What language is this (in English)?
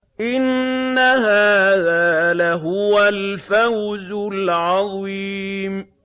Arabic